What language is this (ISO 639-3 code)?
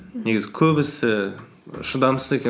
kaz